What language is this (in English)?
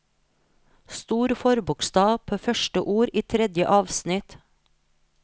Norwegian